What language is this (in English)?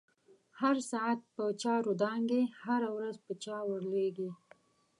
Pashto